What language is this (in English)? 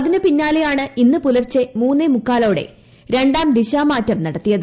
Malayalam